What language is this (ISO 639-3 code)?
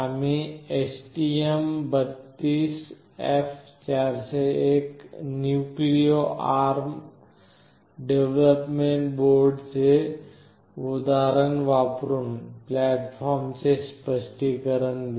mar